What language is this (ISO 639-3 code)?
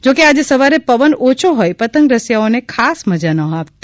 guj